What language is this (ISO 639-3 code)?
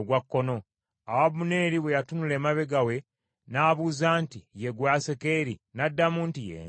lug